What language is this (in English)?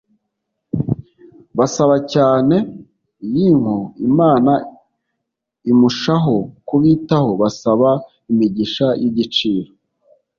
Kinyarwanda